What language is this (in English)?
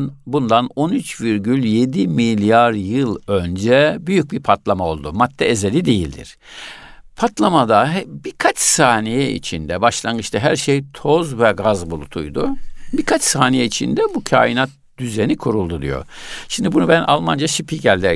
Turkish